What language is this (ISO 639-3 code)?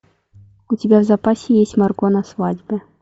rus